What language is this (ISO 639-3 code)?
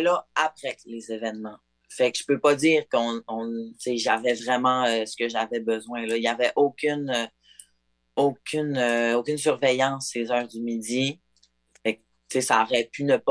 fra